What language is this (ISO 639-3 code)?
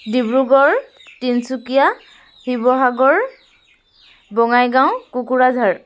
asm